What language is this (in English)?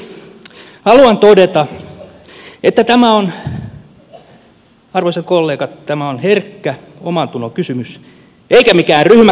Finnish